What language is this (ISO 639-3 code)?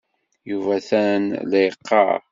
kab